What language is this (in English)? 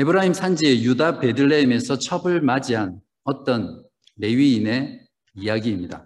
Korean